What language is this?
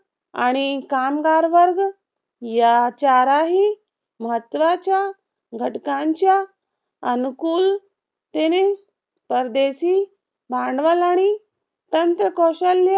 Marathi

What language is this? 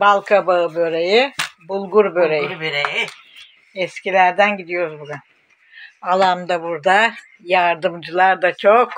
Turkish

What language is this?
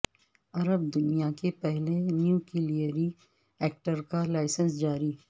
Urdu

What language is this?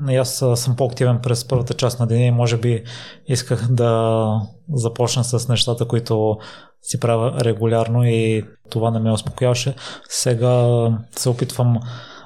Bulgarian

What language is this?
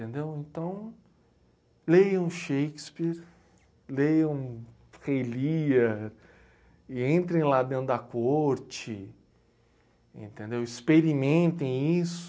Portuguese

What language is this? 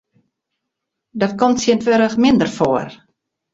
Western Frisian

